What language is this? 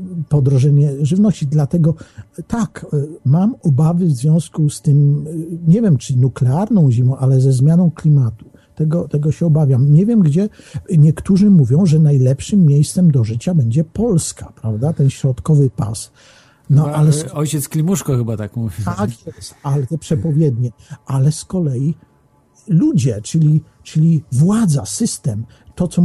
Polish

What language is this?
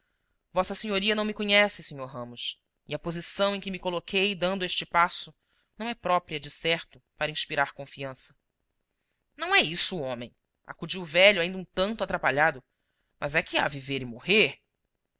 Portuguese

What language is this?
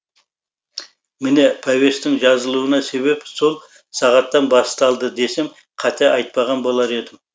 Kazakh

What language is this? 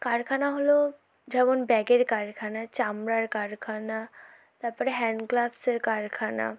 Bangla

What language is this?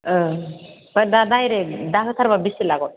Bodo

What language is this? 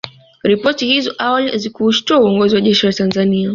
Swahili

